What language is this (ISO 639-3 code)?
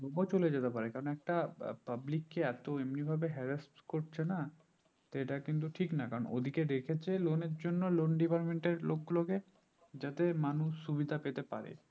ben